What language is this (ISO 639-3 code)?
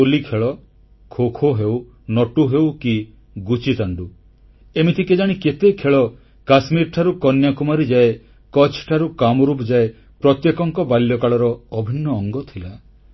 ori